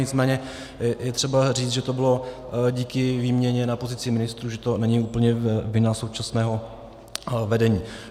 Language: Czech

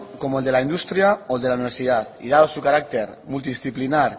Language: Spanish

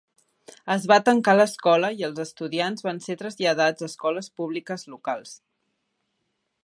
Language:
Catalan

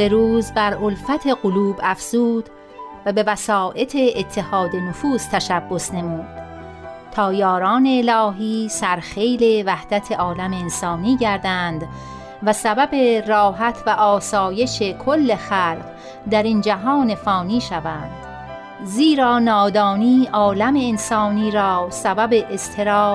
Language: Persian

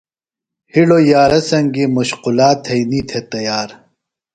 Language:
Phalura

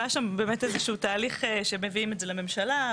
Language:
Hebrew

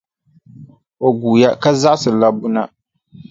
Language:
Dagbani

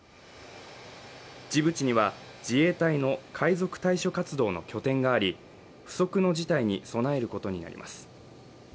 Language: Japanese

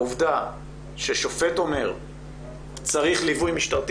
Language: Hebrew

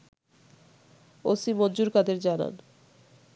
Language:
Bangla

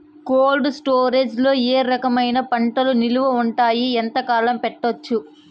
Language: Telugu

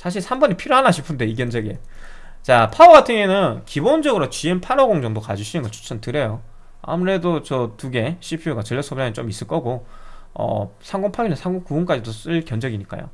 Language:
Korean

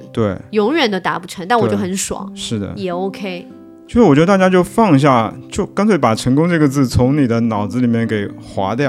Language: Chinese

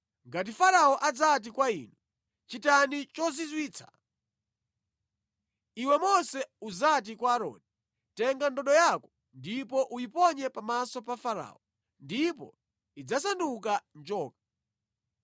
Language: Nyanja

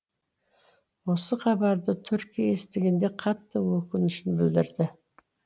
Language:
Kazakh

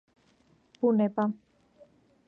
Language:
Georgian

